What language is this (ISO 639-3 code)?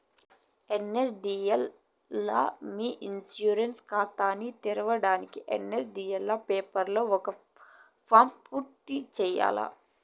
tel